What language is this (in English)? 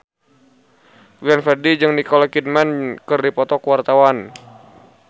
Sundanese